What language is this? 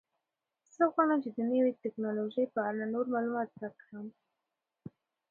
Pashto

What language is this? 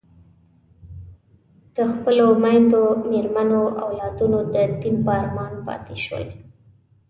Pashto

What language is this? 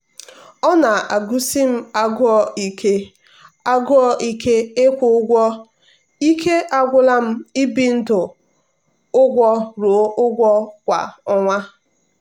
Igbo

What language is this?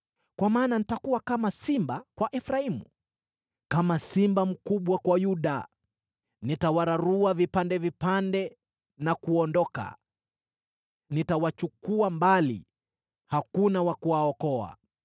Swahili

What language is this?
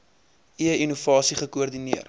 Afrikaans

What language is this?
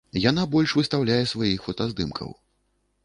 Belarusian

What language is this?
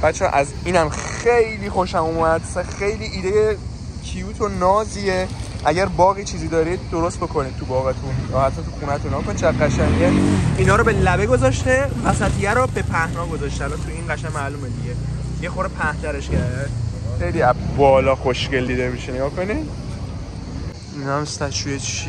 Persian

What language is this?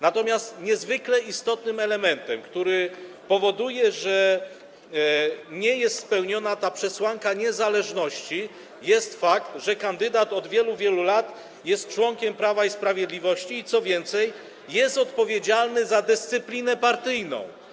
Polish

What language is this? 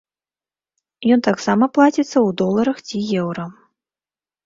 Belarusian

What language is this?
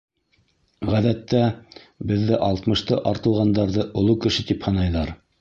Bashkir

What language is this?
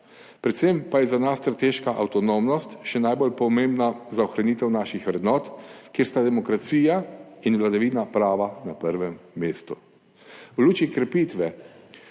Slovenian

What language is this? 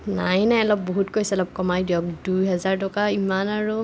Assamese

